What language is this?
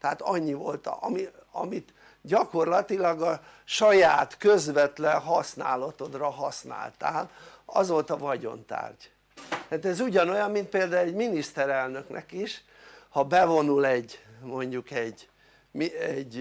Hungarian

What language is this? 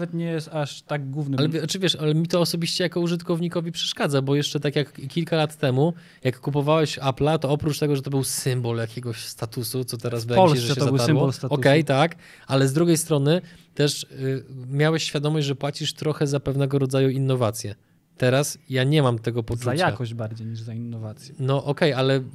Polish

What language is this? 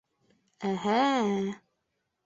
Bashkir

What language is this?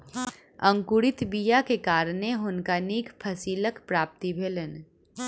Maithili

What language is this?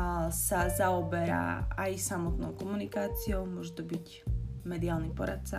Slovak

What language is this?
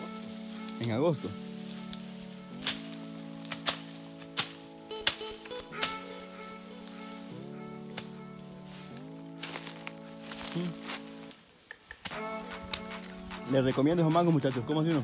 Spanish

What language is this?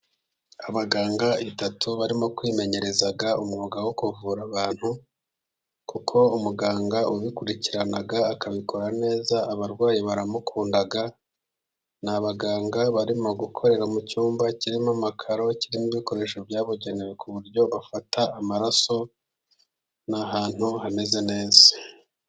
Kinyarwanda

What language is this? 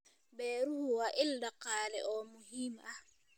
Somali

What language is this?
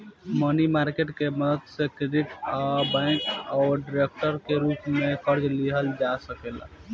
Bhojpuri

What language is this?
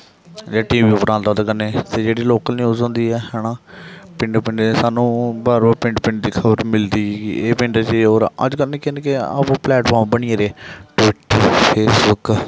Dogri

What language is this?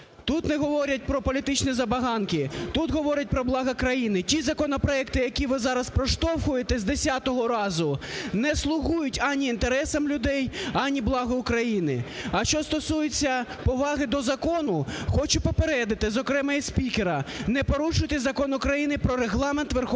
Ukrainian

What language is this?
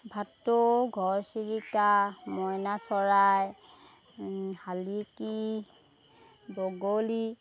Assamese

